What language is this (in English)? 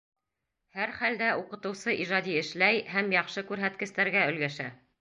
Bashkir